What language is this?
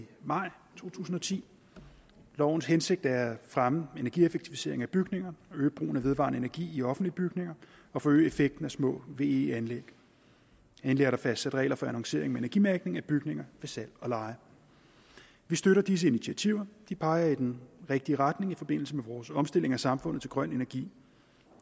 Danish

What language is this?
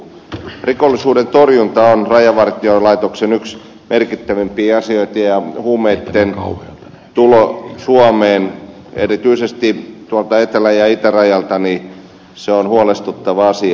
Finnish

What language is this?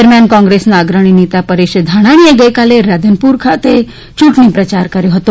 Gujarati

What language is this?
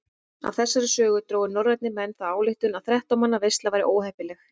Icelandic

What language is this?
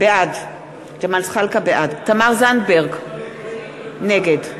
Hebrew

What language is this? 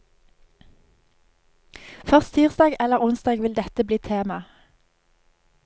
Norwegian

